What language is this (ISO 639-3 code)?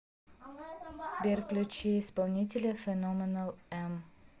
rus